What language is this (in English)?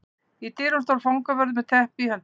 Icelandic